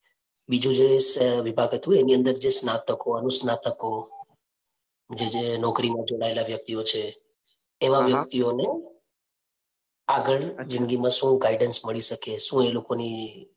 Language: Gujarati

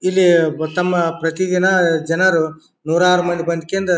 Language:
Kannada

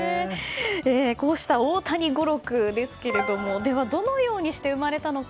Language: Japanese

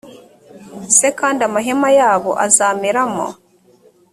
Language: Kinyarwanda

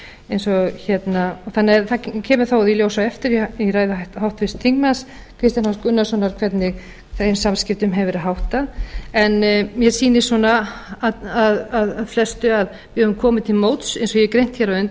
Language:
Icelandic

